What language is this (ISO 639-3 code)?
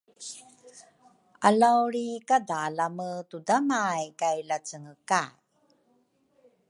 dru